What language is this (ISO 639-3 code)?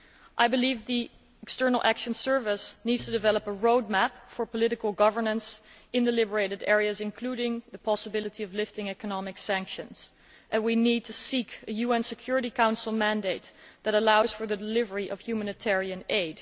eng